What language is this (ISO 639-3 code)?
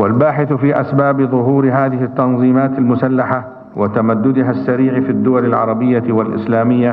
ara